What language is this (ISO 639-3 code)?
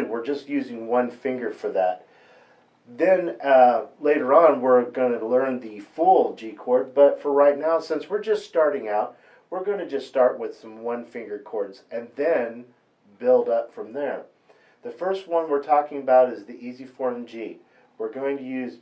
eng